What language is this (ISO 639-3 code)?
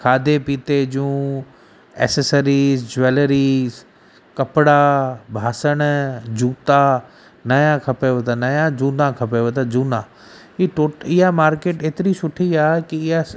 snd